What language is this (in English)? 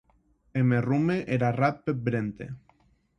Occitan